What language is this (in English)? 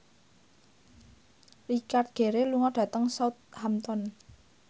Javanese